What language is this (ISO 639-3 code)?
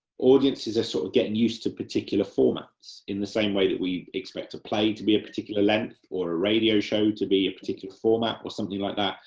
eng